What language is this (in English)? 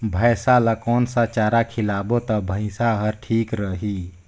Chhattisgarhi